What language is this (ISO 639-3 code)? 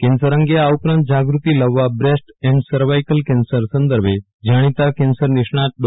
guj